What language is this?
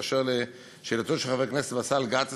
Hebrew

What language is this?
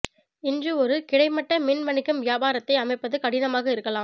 Tamil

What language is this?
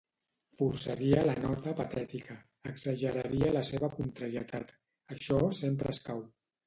Catalan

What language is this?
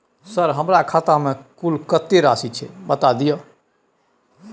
Maithili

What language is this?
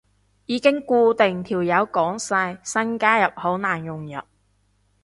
Cantonese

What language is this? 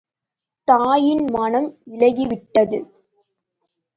Tamil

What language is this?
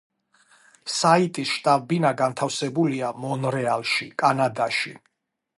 Georgian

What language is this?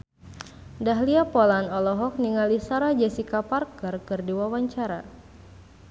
Sundanese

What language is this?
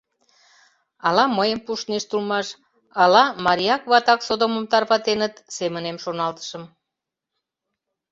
Mari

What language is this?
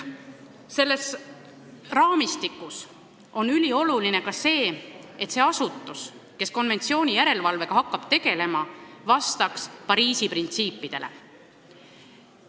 Estonian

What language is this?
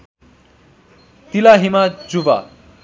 Nepali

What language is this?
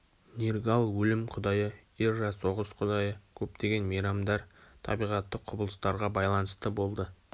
Kazakh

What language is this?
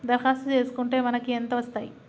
Telugu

